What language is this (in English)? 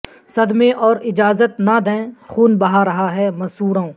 Urdu